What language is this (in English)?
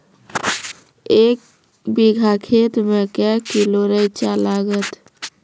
Maithili